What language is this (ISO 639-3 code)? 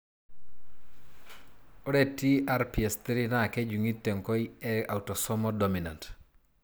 mas